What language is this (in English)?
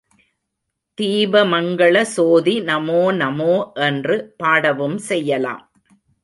Tamil